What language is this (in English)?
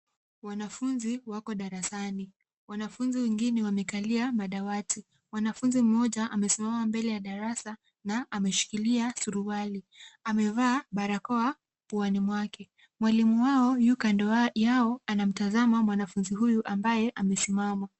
Swahili